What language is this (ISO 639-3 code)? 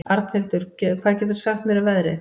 isl